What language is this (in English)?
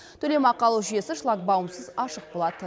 Kazakh